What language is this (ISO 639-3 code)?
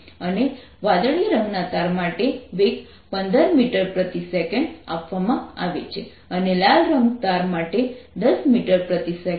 guj